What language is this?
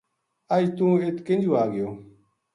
Gujari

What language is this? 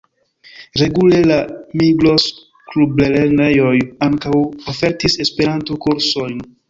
Esperanto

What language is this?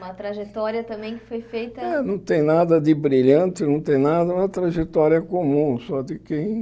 Portuguese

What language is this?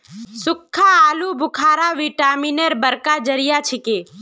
Magahi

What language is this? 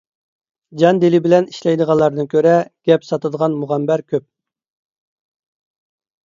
Uyghur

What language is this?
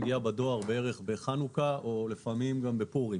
Hebrew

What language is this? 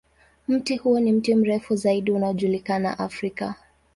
Swahili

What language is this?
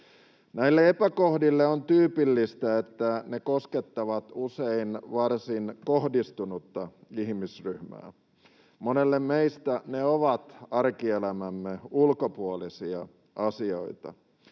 Finnish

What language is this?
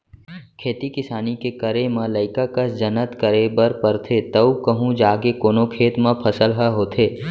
Chhattisgarhi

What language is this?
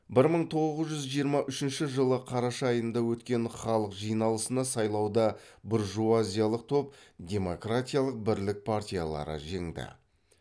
Kazakh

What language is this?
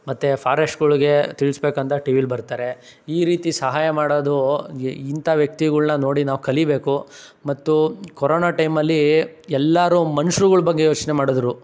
Kannada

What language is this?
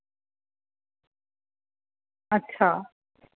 Dogri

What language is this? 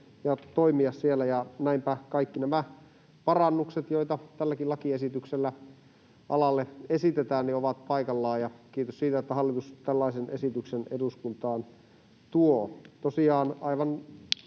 Finnish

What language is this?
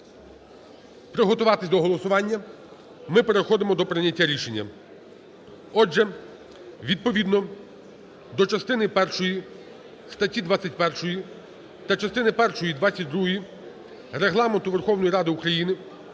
Ukrainian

